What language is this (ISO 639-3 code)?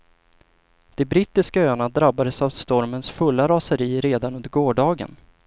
swe